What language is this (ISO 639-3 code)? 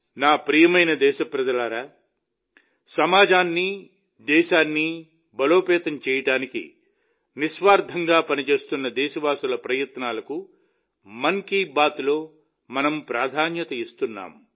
tel